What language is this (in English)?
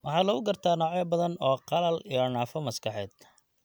Somali